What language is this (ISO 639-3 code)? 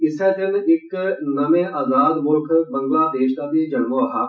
doi